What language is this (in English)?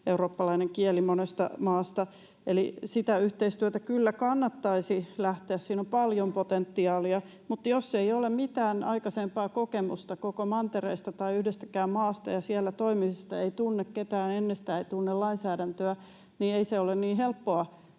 Finnish